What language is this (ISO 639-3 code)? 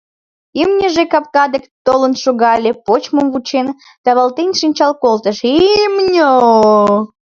chm